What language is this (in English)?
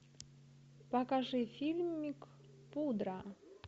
Russian